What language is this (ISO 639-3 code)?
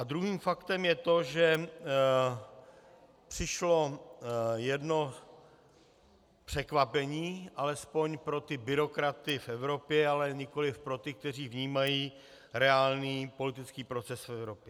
ces